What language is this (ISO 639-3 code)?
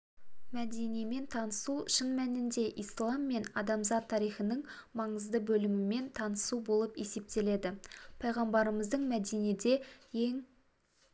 kaz